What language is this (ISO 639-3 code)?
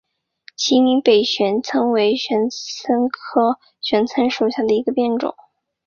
zho